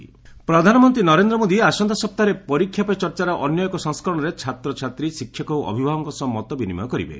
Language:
Odia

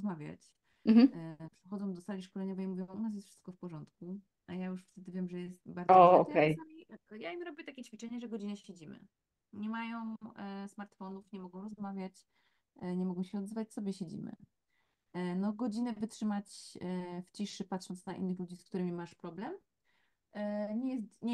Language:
Polish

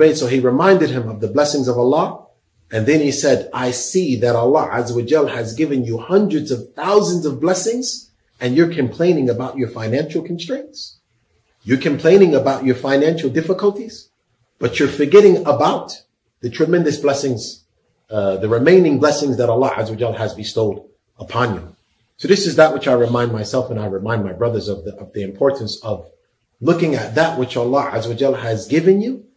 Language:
English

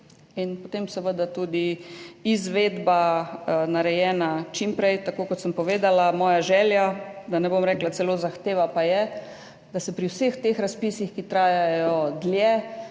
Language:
Slovenian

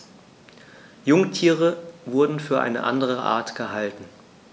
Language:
German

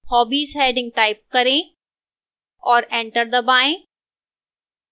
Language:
Hindi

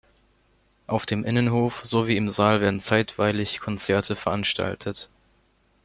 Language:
German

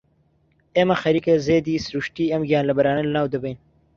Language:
Central Kurdish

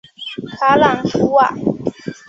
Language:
Chinese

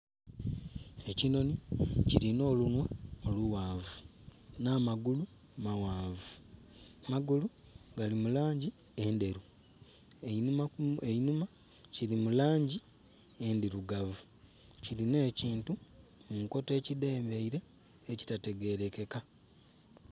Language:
Soga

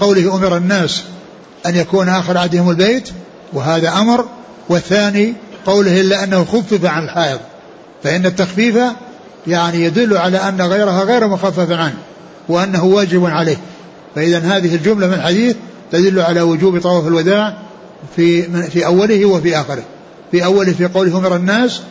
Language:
Arabic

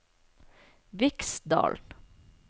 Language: Norwegian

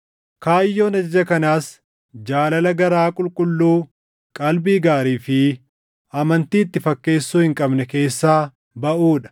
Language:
Oromo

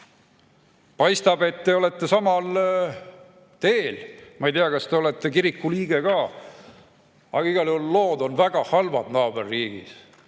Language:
Estonian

